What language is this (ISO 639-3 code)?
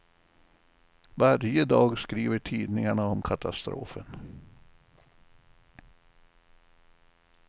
swe